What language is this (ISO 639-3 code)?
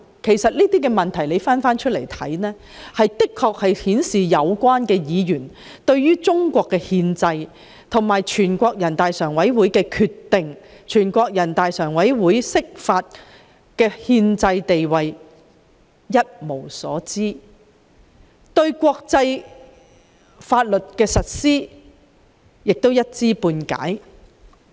yue